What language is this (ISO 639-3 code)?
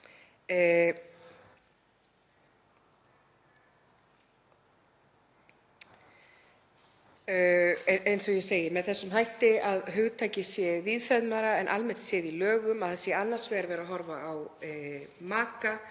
isl